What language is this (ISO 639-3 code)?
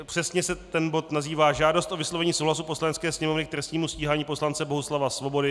ces